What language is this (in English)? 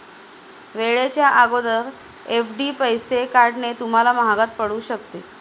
Marathi